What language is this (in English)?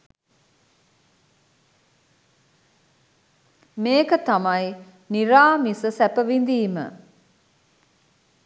Sinhala